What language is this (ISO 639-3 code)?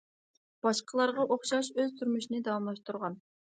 uig